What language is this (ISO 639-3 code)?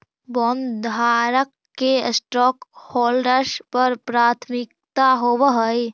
mag